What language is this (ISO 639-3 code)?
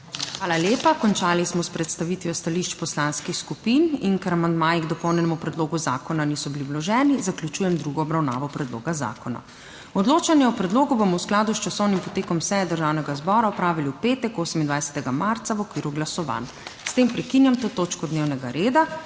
slv